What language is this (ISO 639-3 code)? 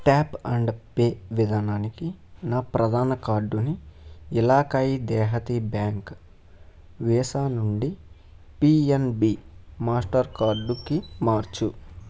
tel